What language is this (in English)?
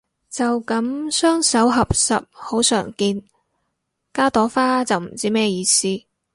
Cantonese